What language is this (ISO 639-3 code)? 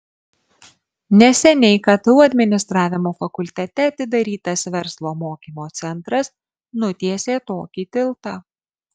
lit